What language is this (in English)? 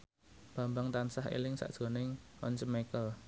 Javanese